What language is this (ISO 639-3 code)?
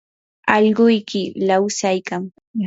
qur